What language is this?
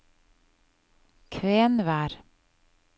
Norwegian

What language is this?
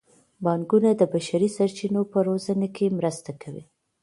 Pashto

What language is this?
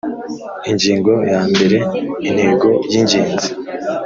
Kinyarwanda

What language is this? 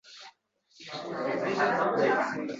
Uzbek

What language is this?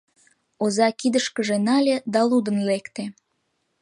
Mari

